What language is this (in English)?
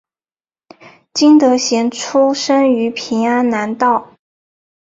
Chinese